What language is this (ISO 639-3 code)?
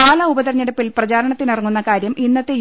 mal